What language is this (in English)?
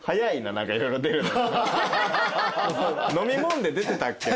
Japanese